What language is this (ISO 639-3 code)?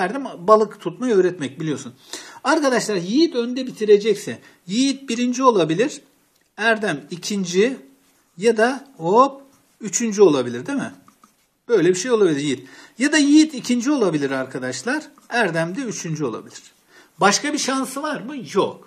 tur